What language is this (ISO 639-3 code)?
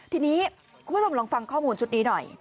tha